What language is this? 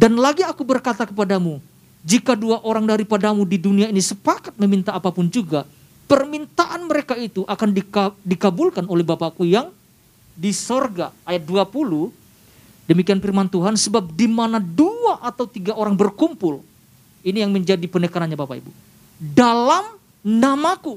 Indonesian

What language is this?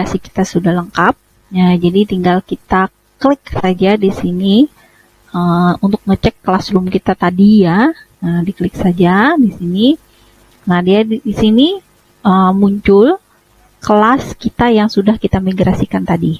Indonesian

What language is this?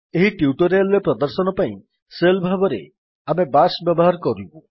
Odia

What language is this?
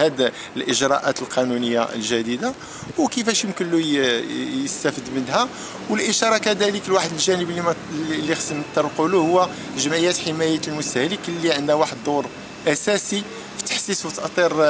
Arabic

